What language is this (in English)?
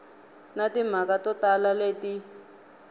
Tsonga